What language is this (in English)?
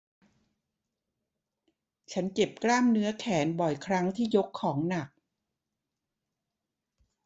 Thai